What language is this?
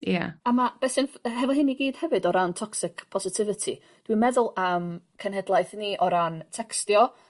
Welsh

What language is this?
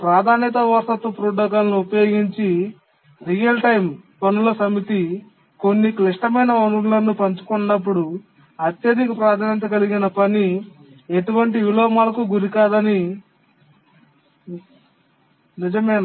Telugu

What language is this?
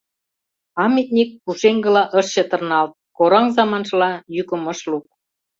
Mari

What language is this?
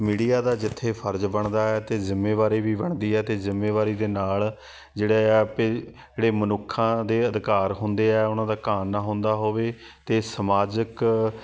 Punjabi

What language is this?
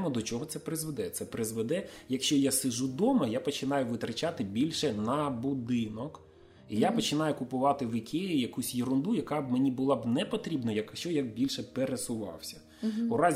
Ukrainian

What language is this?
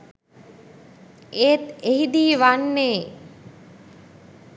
Sinhala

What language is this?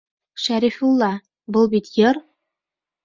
Bashkir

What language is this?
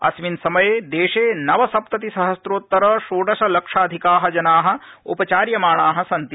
Sanskrit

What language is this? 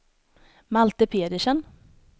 Swedish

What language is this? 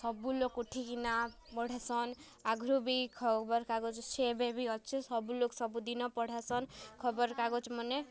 Odia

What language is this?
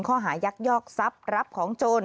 Thai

